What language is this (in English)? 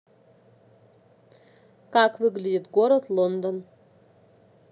Russian